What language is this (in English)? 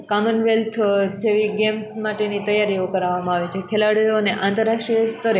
Gujarati